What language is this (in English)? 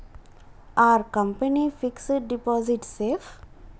Telugu